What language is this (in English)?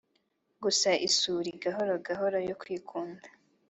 Kinyarwanda